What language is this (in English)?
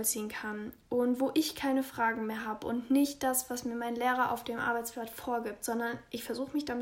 German